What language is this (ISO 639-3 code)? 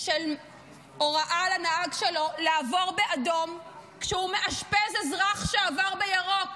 heb